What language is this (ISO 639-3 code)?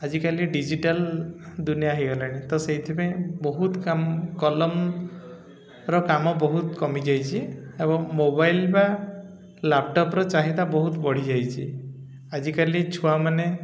ori